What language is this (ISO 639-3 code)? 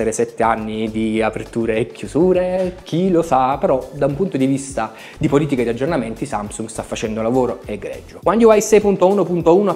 ita